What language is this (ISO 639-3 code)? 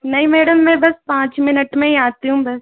hin